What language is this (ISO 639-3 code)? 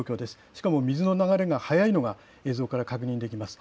jpn